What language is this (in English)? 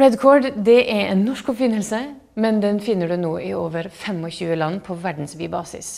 Norwegian